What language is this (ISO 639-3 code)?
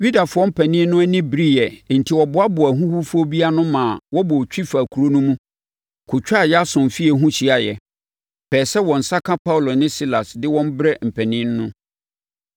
aka